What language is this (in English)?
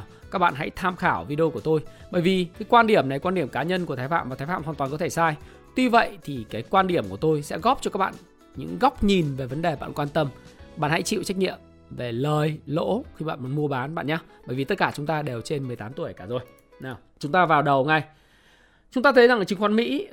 Vietnamese